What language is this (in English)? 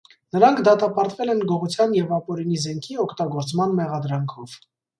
Armenian